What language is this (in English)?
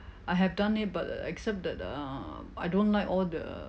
English